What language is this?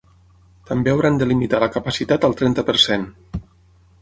Catalan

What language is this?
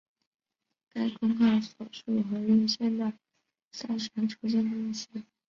Chinese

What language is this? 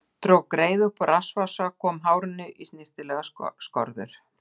Icelandic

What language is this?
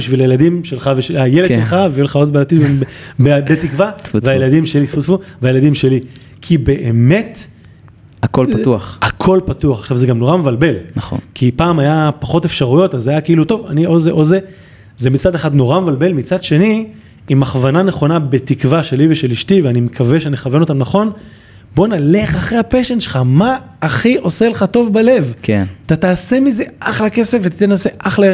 Hebrew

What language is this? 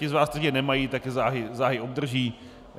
Czech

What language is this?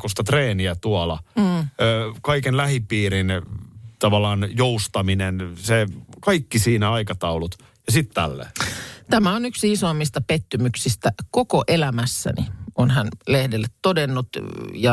Finnish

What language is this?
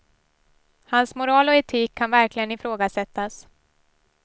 Swedish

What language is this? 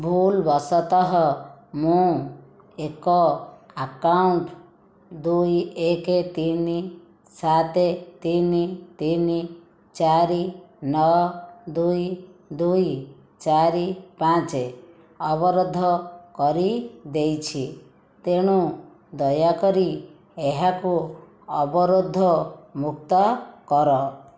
Odia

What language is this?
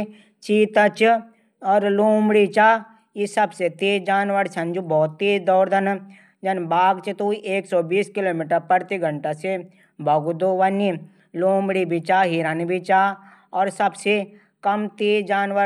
Garhwali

